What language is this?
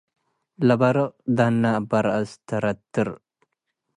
Tigre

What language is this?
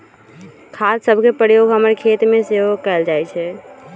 Magahi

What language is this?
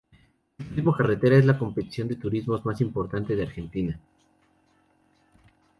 Spanish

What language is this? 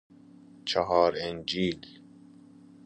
Persian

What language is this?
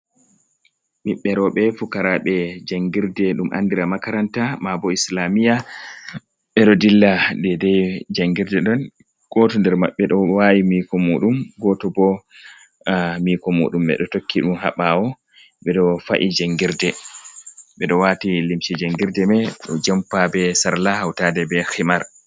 Fula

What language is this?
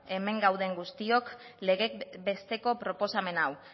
Basque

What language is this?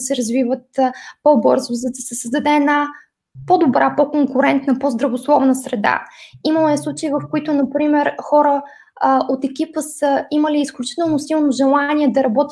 Bulgarian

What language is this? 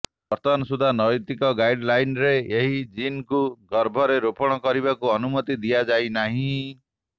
Odia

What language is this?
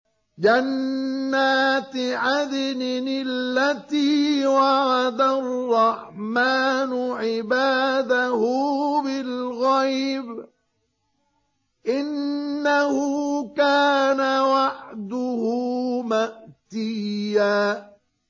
Arabic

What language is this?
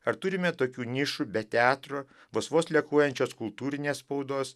Lithuanian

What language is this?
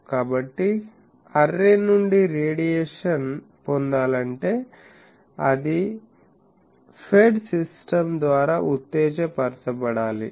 Telugu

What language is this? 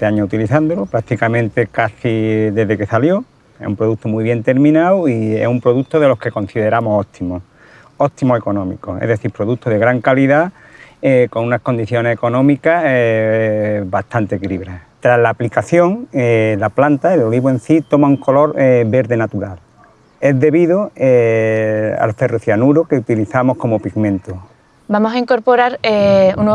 Spanish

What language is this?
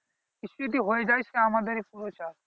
Bangla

